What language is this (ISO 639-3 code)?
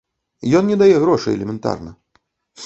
bel